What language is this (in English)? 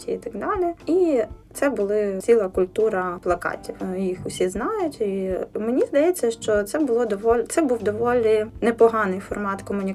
Ukrainian